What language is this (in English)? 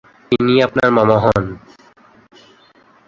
Bangla